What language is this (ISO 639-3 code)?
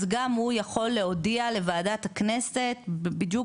heb